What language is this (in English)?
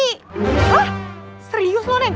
Indonesian